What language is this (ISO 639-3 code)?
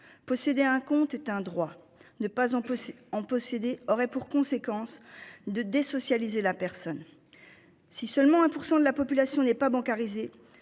fra